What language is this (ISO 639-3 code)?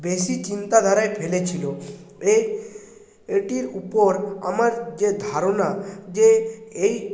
ben